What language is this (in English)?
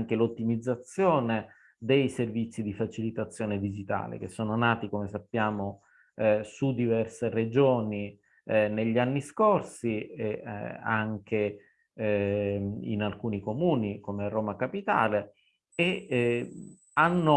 Italian